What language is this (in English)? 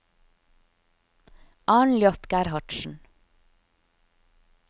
Norwegian